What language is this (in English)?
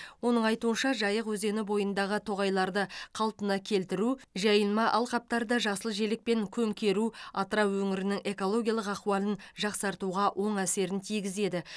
Kazakh